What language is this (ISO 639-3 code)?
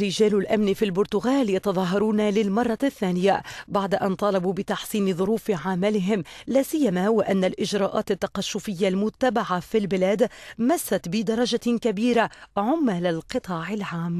ara